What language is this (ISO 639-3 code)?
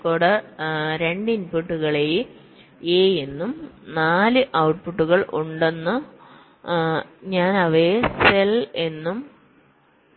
mal